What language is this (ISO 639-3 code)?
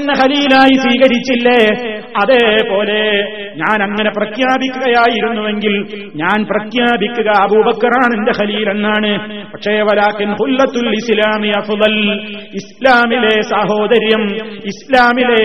mal